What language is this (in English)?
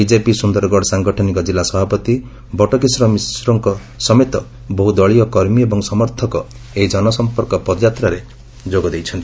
Odia